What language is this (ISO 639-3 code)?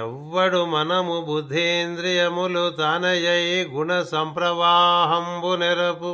tel